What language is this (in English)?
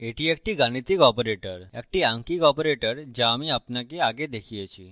Bangla